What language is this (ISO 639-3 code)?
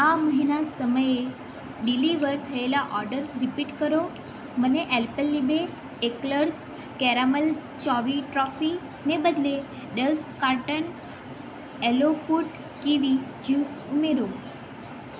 guj